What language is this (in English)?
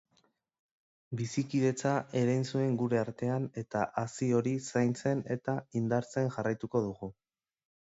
Basque